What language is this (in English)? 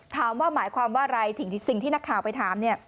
Thai